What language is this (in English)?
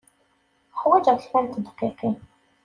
Kabyle